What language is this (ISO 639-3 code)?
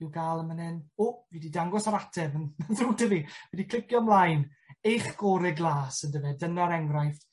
cym